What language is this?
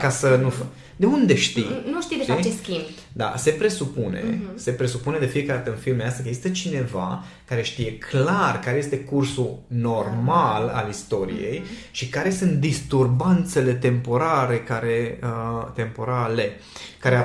Romanian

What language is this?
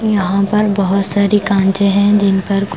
Hindi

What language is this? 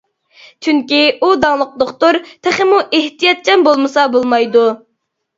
Uyghur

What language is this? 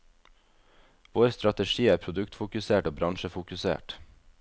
Norwegian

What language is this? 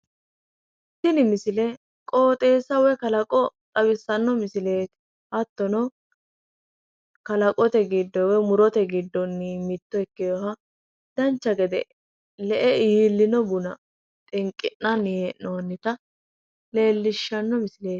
Sidamo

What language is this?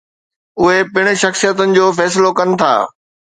Sindhi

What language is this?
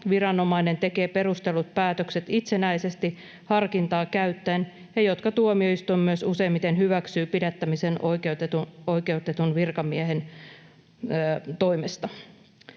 Finnish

